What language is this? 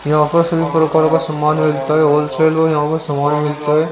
Hindi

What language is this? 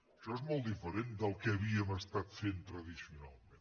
Catalan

